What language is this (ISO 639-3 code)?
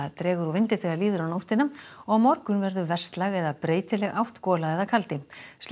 isl